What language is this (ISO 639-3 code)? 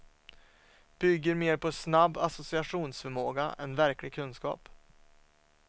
swe